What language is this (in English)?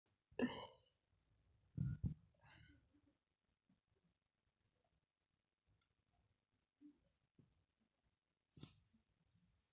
Masai